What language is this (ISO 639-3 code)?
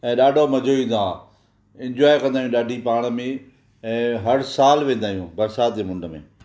snd